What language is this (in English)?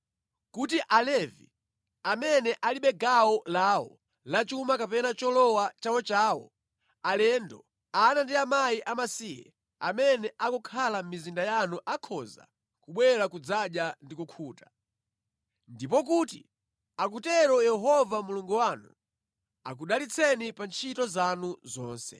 Nyanja